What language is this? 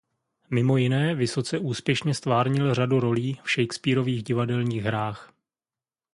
Czech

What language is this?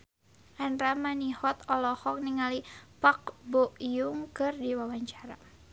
Sundanese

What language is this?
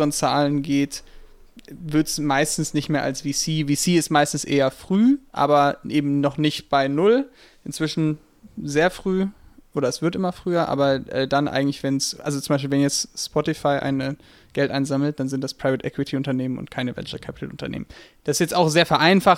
German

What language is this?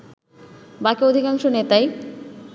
Bangla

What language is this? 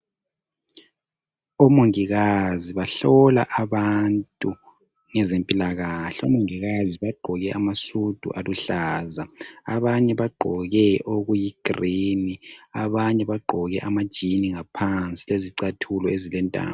North Ndebele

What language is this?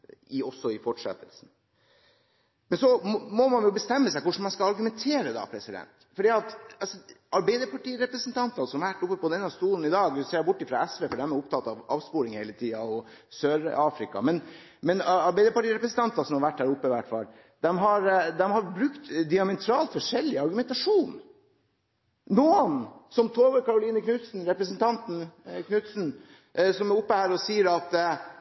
Norwegian Bokmål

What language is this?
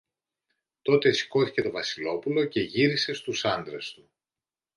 Greek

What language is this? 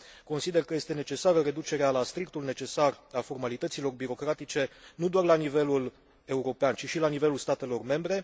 Romanian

